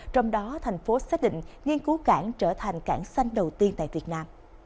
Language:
Vietnamese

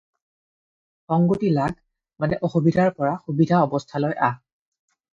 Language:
Assamese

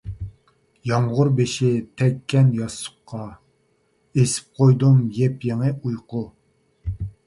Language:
Uyghur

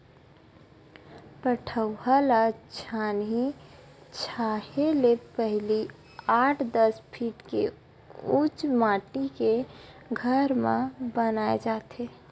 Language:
Chhattisgarhi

